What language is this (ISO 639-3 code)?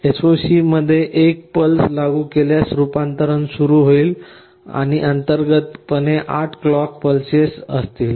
mar